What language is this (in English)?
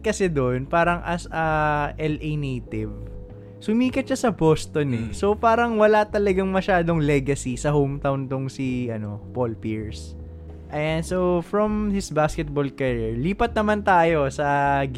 Filipino